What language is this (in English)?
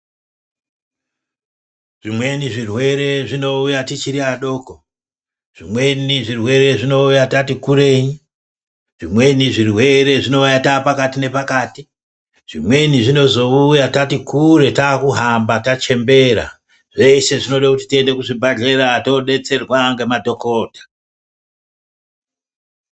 Ndau